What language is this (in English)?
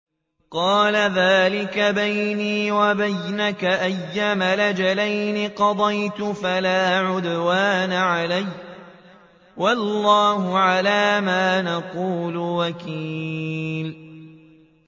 Arabic